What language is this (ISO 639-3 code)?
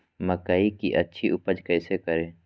mag